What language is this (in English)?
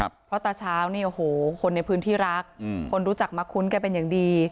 Thai